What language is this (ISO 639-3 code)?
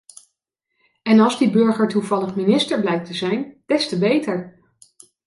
nld